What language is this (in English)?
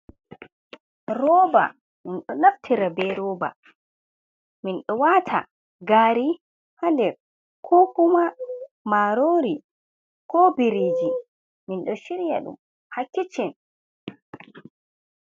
Fula